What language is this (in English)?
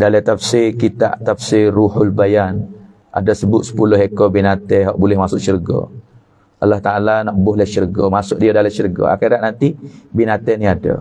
Malay